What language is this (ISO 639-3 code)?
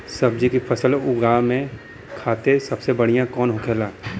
bho